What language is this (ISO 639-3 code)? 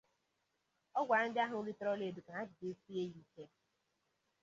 ibo